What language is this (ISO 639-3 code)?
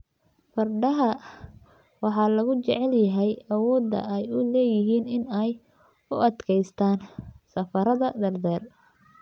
som